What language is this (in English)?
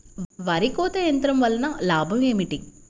Telugu